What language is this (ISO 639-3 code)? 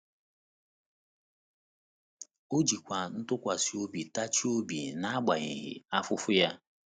ibo